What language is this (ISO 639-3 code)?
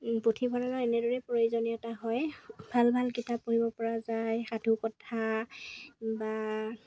asm